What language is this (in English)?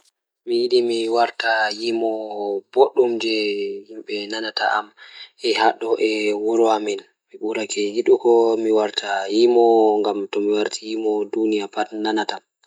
Fula